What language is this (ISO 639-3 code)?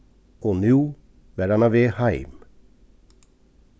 fao